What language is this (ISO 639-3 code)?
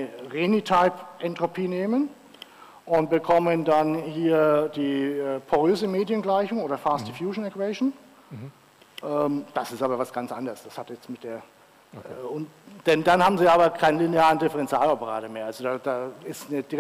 deu